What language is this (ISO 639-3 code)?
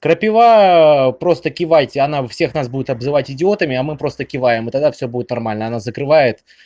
rus